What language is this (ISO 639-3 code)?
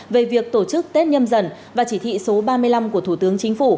vie